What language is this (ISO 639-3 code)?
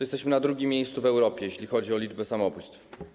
pol